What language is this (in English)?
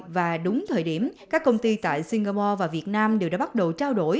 Vietnamese